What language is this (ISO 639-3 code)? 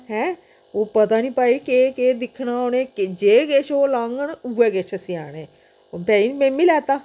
doi